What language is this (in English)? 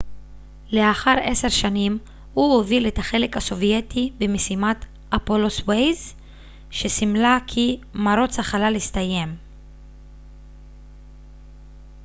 Hebrew